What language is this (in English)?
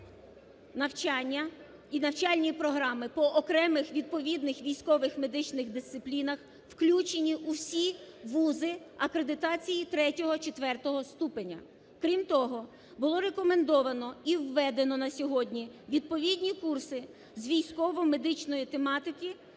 Ukrainian